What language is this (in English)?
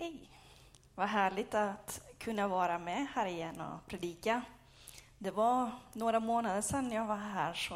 Swedish